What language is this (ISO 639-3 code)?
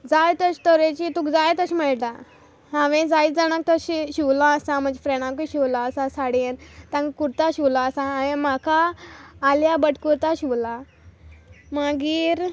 kok